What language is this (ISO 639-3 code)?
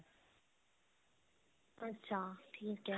pan